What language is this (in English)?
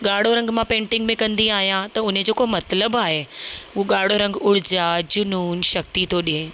Sindhi